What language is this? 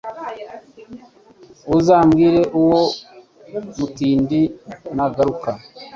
Kinyarwanda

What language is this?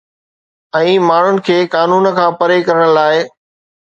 Sindhi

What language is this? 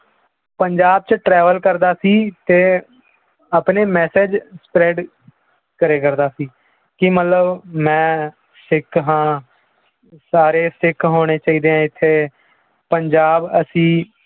Punjabi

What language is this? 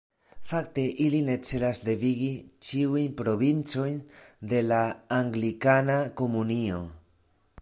Esperanto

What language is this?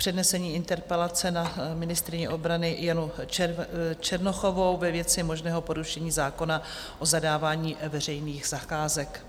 Czech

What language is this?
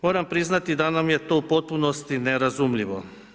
Croatian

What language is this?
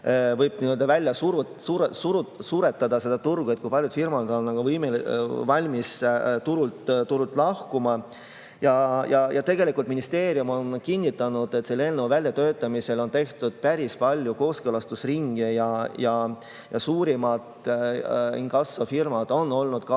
Estonian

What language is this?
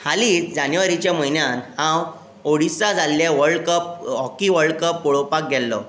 Konkani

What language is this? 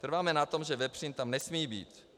Czech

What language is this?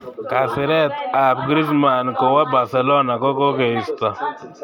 Kalenjin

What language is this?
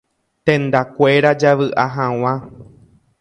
Guarani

